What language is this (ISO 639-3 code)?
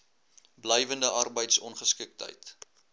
afr